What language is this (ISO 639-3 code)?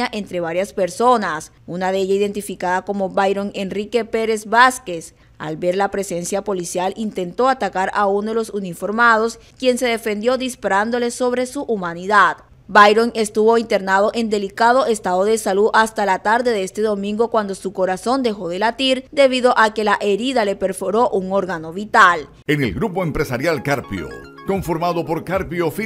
spa